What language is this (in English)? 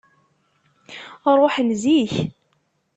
Kabyle